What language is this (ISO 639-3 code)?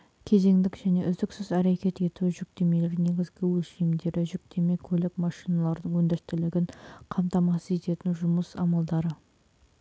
kaz